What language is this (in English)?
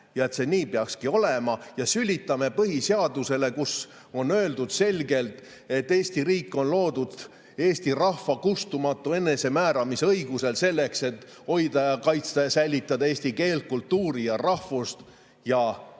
Estonian